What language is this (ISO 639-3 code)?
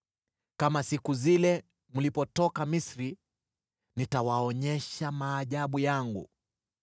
swa